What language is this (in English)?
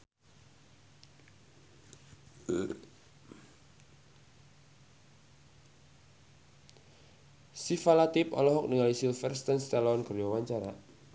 Sundanese